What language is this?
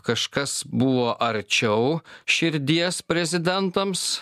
Lithuanian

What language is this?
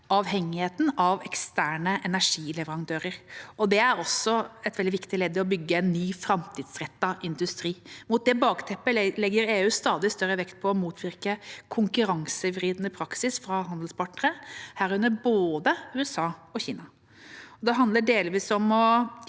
Norwegian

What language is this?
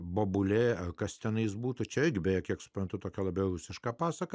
Lithuanian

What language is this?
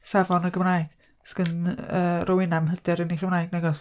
Welsh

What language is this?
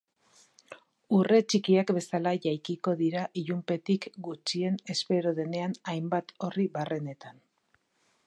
Basque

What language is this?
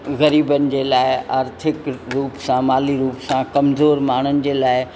Sindhi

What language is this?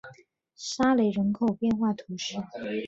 Chinese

